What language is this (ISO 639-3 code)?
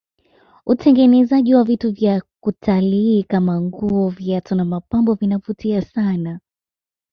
swa